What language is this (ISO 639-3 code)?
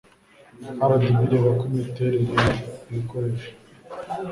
kin